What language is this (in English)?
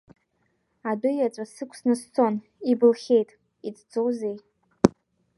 Abkhazian